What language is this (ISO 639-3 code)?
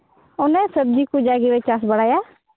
sat